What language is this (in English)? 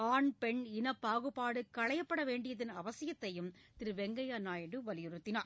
Tamil